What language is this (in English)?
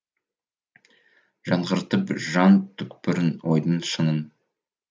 Kazakh